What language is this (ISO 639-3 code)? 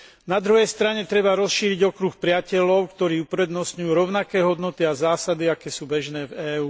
slk